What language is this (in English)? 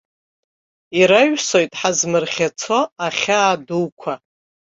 Abkhazian